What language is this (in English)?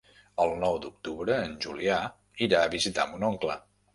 Catalan